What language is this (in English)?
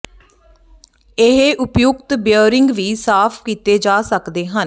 Punjabi